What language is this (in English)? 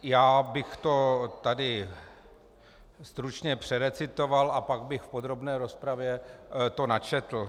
Czech